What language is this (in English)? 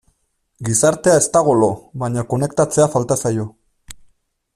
Basque